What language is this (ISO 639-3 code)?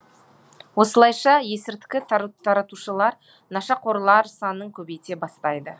kaz